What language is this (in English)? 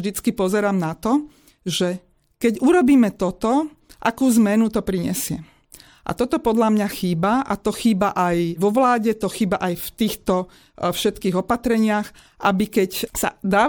Slovak